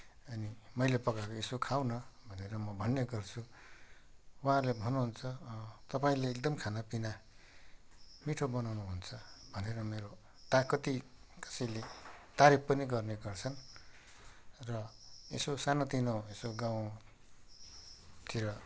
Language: Nepali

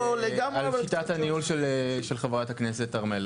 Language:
Hebrew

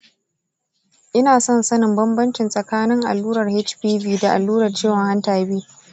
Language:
Hausa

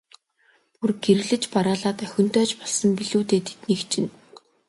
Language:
Mongolian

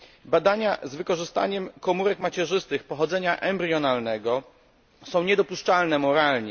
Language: Polish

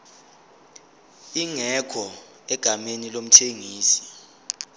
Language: Zulu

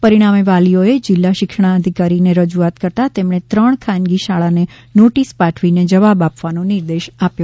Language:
Gujarati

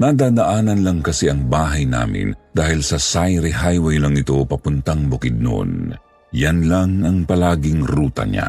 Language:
Filipino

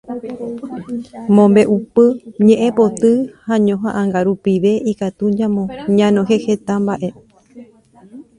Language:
Guarani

